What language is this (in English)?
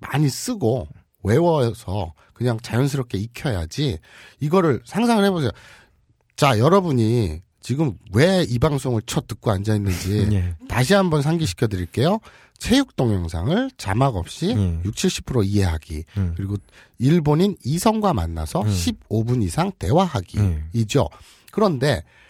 Korean